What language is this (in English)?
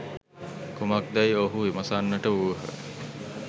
Sinhala